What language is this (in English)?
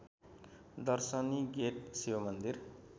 Nepali